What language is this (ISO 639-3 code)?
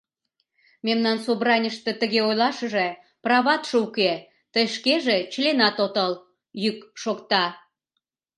chm